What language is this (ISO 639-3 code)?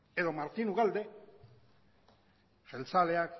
eus